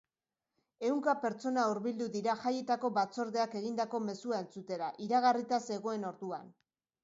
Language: Basque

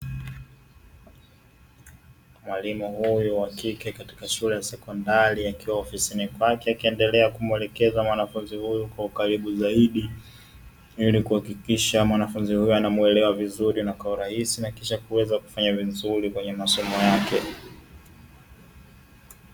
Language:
Swahili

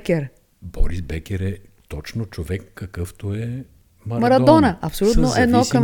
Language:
Bulgarian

